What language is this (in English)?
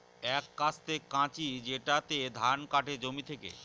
Bangla